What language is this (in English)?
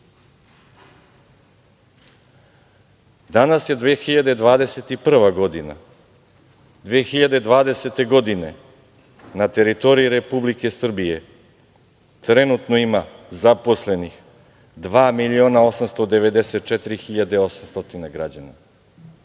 Serbian